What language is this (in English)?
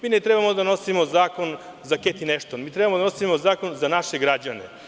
Serbian